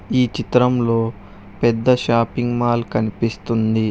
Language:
Telugu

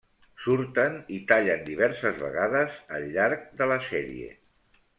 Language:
Catalan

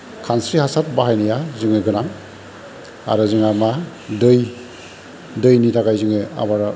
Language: Bodo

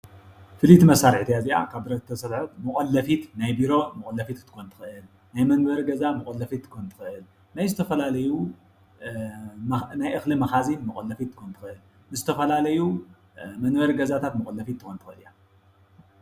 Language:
Tigrinya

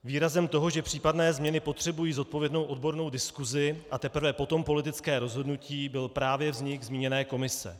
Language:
Czech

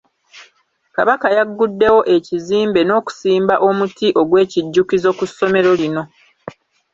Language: Ganda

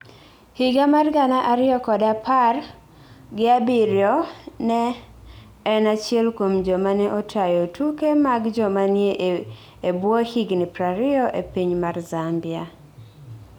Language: Luo (Kenya and Tanzania)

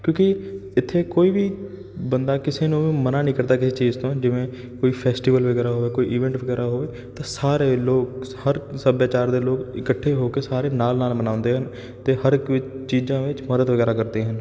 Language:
Punjabi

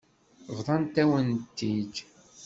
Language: Kabyle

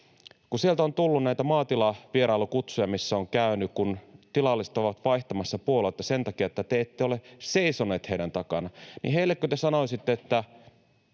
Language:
Finnish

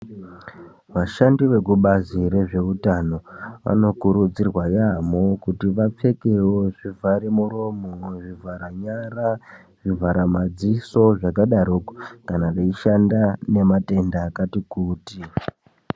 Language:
Ndau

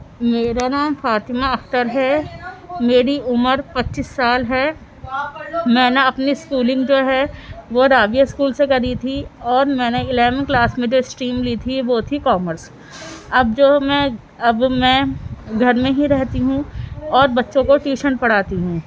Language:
Urdu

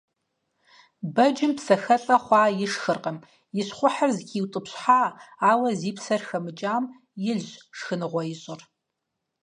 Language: Kabardian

